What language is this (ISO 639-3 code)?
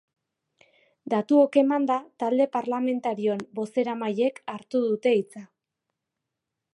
eus